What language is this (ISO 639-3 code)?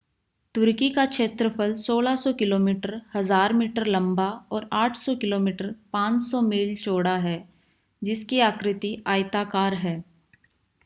hin